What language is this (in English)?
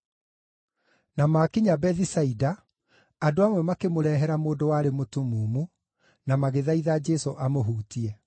Kikuyu